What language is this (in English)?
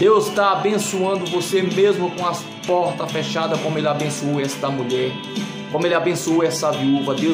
Portuguese